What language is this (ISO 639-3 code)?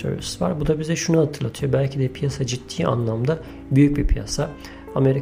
tur